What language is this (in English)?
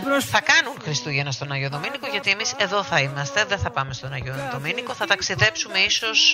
Greek